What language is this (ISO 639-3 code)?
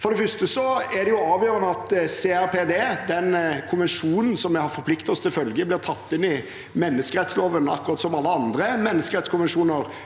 nor